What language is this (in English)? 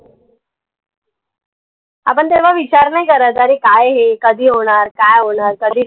Marathi